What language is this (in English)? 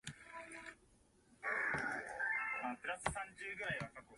Min Nan Chinese